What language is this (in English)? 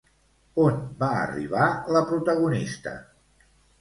Catalan